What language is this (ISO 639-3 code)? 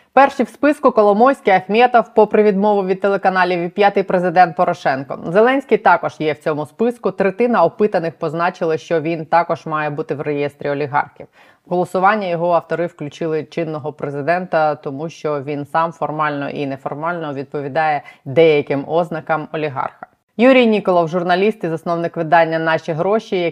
ukr